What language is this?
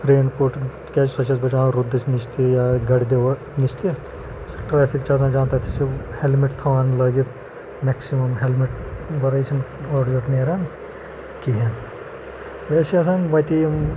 Kashmiri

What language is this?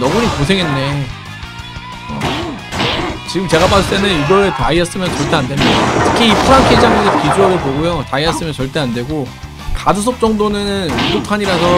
Korean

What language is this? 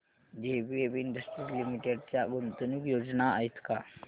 Marathi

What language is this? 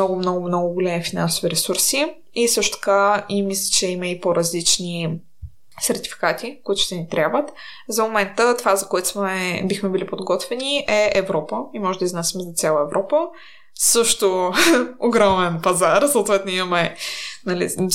Bulgarian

